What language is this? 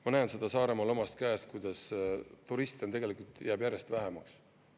Estonian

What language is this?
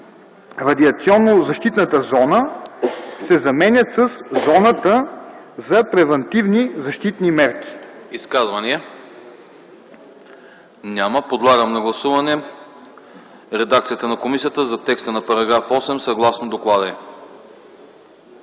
Bulgarian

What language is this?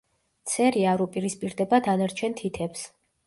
Georgian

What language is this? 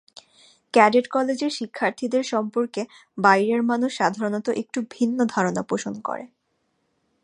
Bangla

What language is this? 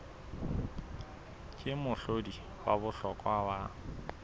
Southern Sotho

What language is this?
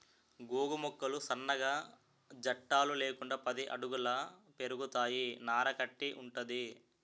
Telugu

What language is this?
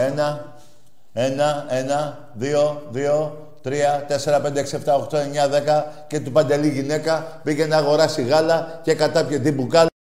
Greek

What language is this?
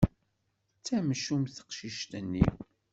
Kabyle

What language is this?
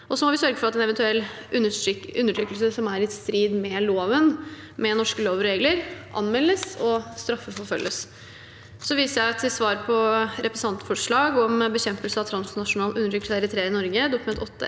Norwegian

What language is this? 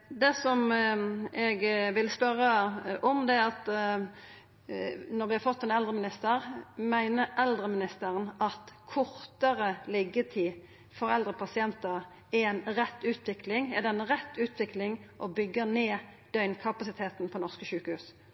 Norwegian Nynorsk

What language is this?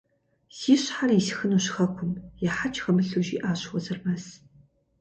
Kabardian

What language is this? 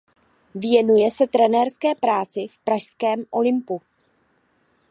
Czech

